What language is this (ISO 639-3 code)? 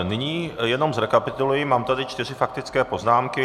ces